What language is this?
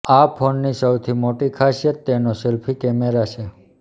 Gujarati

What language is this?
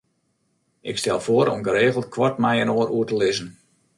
Western Frisian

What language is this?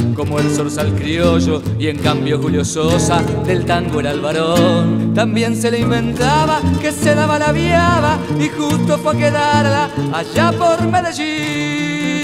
Spanish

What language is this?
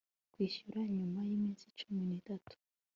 Kinyarwanda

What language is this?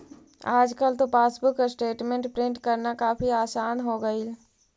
Magahi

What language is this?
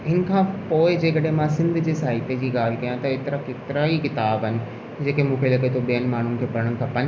Sindhi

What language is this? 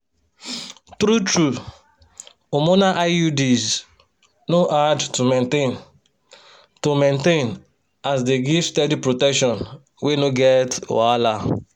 Nigerian Pidgin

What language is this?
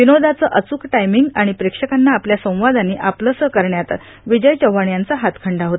Marathi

